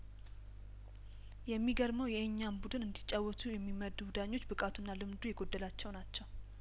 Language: Amharic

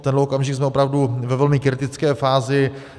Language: Czech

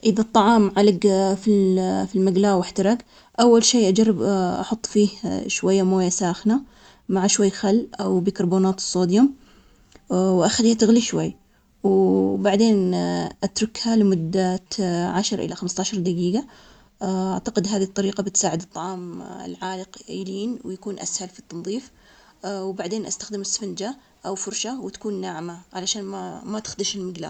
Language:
Omani Arabic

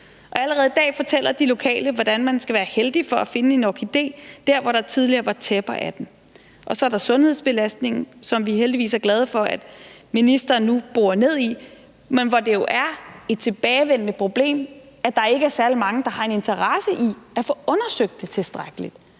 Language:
Danish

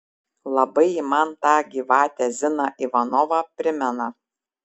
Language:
Lithuanian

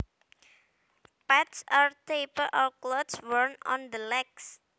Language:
Javanese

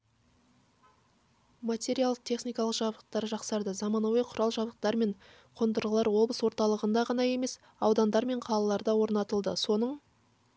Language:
Kazakh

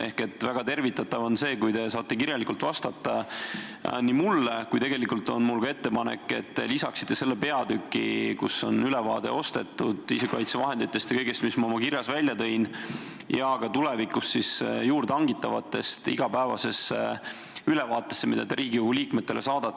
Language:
Estonian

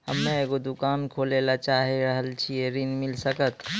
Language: Maithili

